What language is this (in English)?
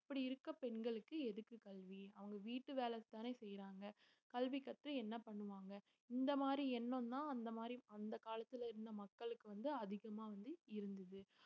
Tamil